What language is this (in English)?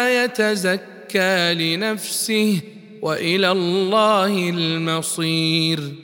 Arabic